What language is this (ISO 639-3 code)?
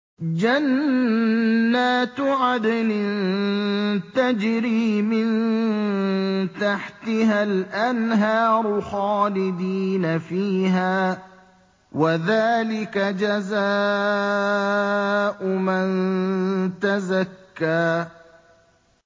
ara